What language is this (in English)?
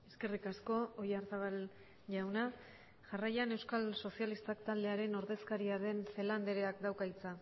Basque